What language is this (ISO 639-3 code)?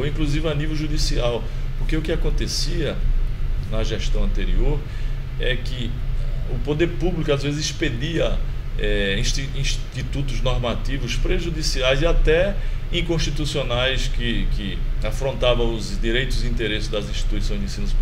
por